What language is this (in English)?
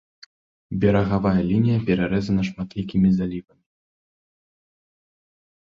Belarusian